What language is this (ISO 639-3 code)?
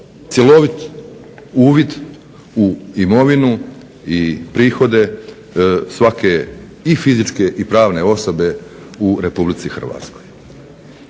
hrv